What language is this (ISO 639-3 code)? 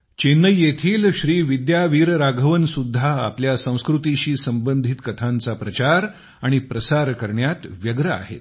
mar